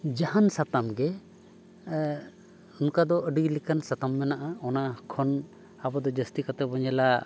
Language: Santali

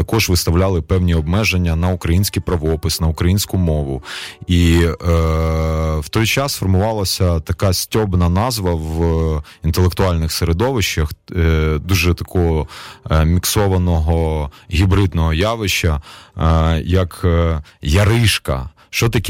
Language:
Ukrainian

